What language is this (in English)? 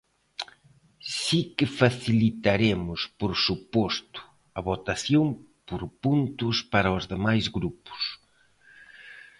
Galician